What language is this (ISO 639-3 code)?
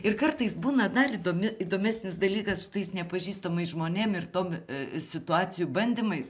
lit